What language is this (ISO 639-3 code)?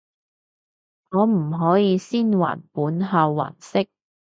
yue